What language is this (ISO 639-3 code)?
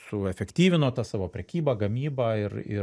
lit